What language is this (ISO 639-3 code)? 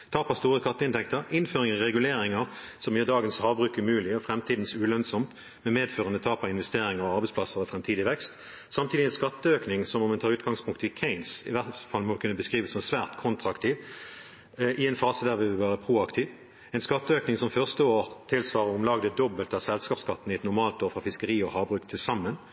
nob